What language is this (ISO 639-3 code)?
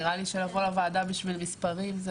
heb